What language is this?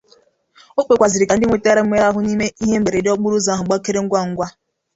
Igbo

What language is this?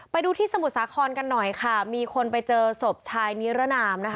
Thai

